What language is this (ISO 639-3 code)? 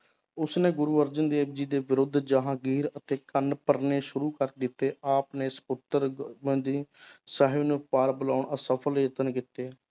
pan